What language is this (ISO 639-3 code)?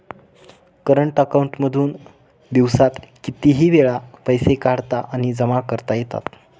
mar